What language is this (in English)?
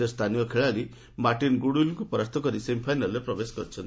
Odia